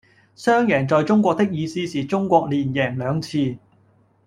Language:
Cantonese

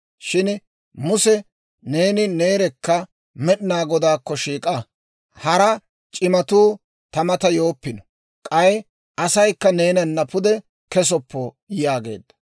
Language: Dawro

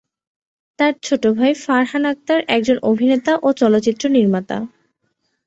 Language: Bangla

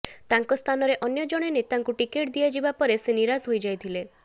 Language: Odia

